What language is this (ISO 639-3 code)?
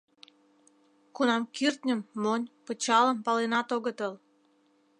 chm